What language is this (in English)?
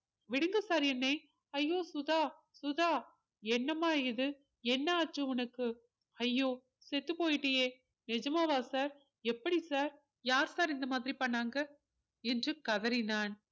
Tamil